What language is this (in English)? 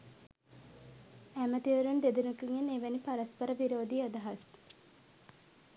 Sinhala